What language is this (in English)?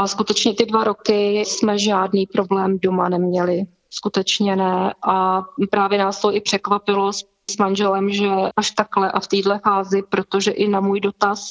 Czech